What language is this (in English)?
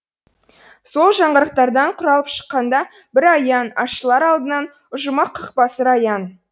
Kazakh